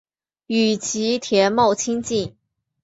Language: Chinese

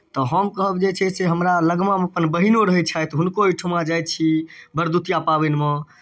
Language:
Maithili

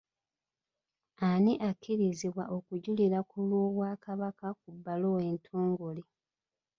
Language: Ganda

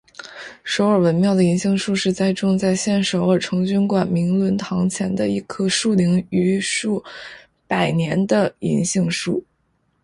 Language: Chinese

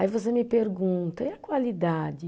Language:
Portuguese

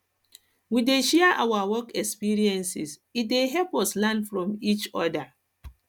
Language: Nigerian Pidgin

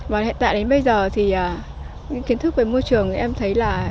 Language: Vietnamese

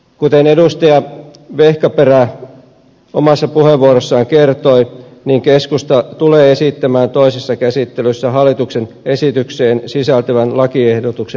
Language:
Finnish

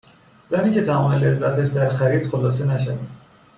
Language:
Persian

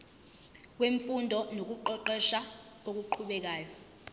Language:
Zulu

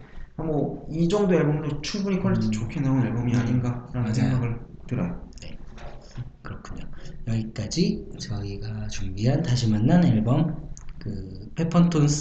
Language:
Korean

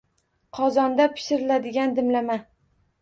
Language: Uzbek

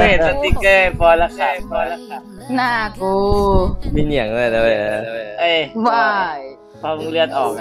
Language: Thai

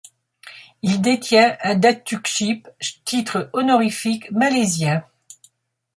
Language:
French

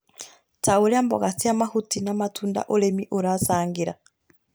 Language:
Kikuyu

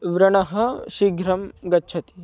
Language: Sanskrit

